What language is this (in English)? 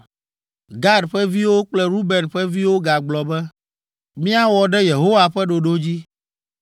Ewe